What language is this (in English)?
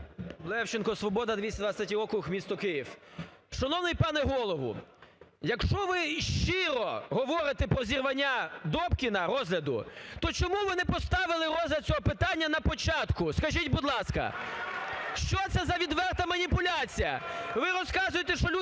Ukrainian